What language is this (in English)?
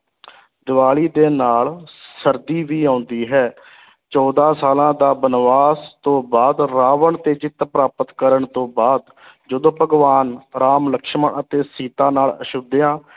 Punjabi